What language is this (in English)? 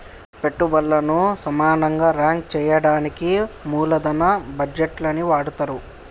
Telugu